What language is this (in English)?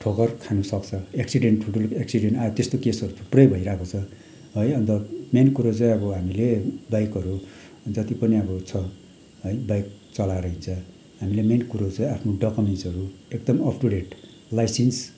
Nepali